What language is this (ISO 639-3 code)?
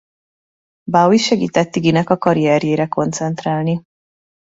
hun